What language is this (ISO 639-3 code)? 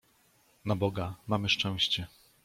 pol